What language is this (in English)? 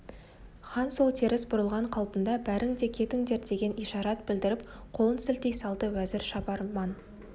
Kazakh